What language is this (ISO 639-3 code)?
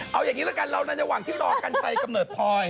tha